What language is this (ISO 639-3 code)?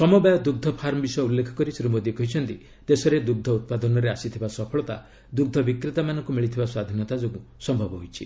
ori